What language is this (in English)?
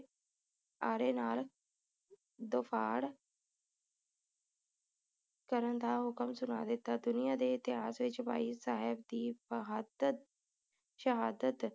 Punjabi